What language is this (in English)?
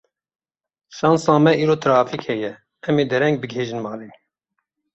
Kurdish